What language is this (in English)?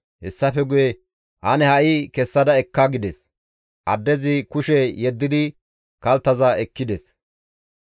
Gamo